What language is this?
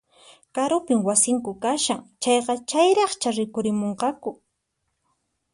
Puno Quechua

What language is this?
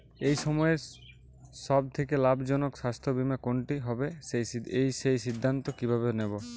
Bangla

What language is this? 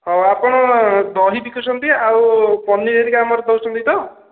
Odia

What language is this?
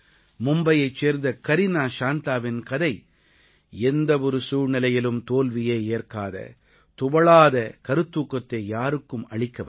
Tamil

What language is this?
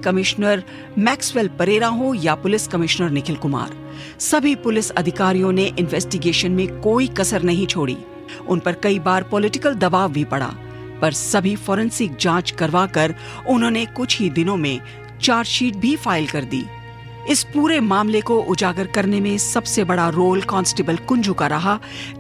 Hindi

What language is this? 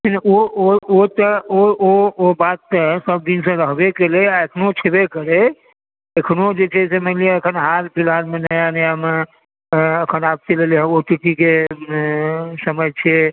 Maithili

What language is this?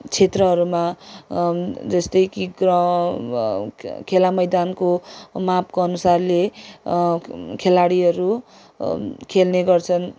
Nepali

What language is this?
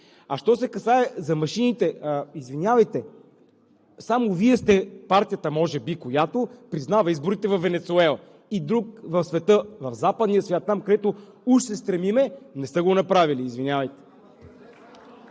Bulgarian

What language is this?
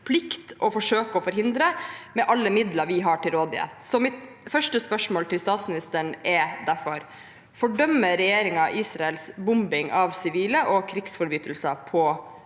Norwegian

